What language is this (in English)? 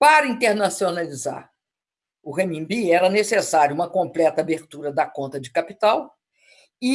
Portuguese